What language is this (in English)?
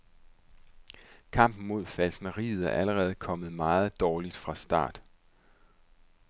Danish